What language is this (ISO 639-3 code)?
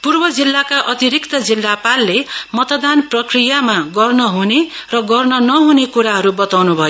nep